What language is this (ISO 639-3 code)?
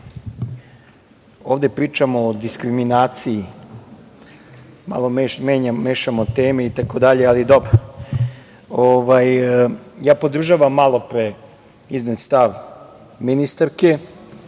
srp